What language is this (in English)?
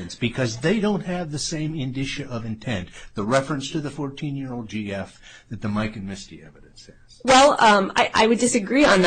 English